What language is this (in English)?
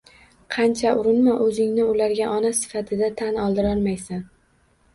Uzbek